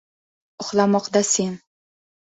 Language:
Uzbek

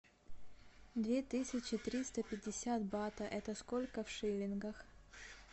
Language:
Russian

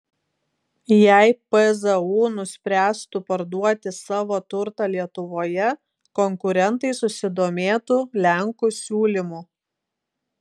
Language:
Lithuanian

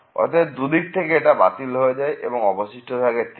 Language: Bangla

